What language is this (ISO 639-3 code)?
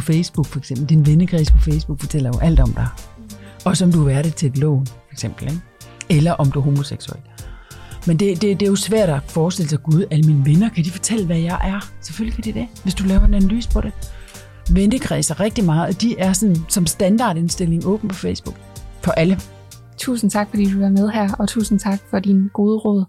dan